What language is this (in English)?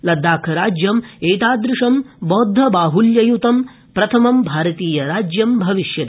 Sanskrit